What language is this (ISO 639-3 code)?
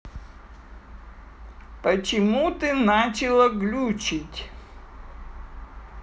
rus